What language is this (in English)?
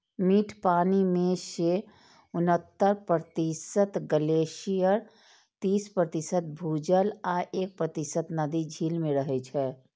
Maithili